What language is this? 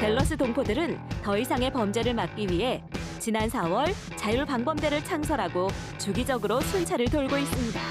Korean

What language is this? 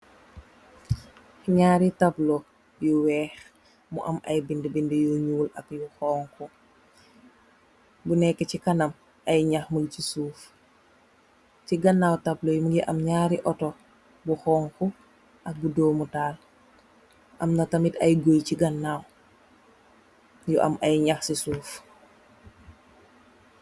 Wolof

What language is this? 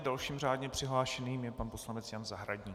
Czech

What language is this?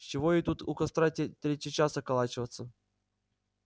Russian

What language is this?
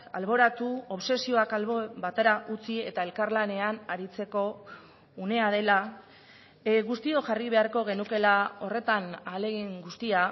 Basque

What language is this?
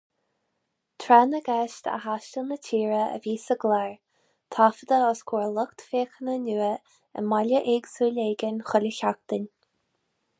Irish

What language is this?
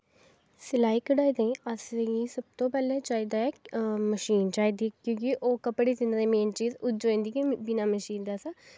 Dogri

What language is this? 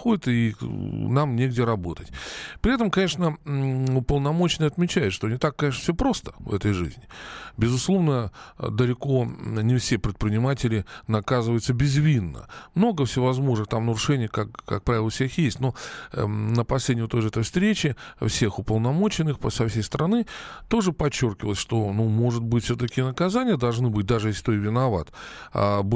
Russian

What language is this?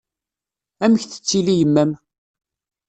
Kabyle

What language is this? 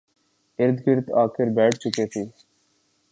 Urdu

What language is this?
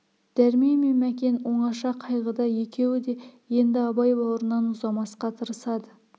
Kazakh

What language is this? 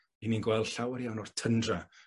Welsh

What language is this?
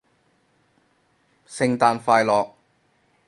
Cantonese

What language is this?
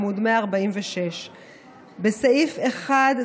Hebrew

